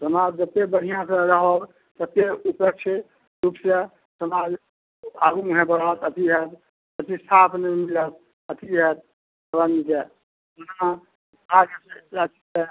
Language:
Maithili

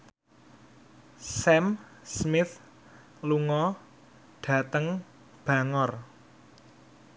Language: Javanese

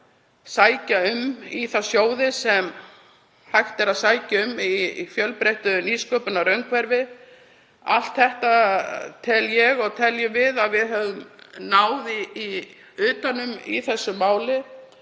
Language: Icelandic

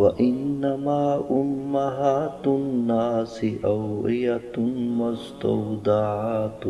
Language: Arabic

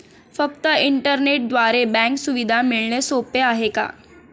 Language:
Marathi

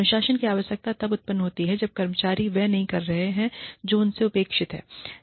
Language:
Hindi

